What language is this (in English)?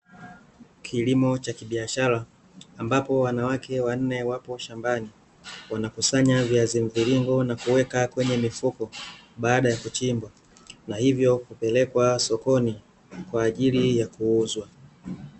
Swahili